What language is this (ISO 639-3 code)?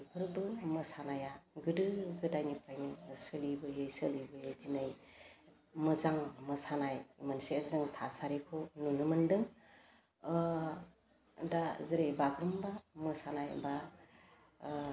brx